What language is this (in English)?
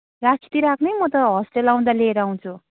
Nepali